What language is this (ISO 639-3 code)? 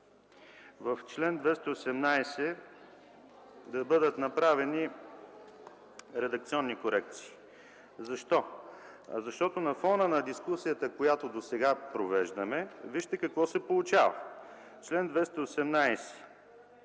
bul